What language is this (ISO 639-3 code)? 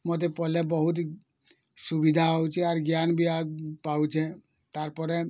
ori